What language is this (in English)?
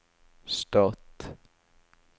Norwegian